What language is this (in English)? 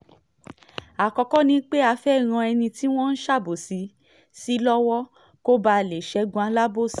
Yoruba